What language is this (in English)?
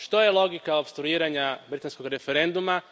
Croatian